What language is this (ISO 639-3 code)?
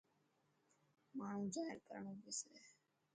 mki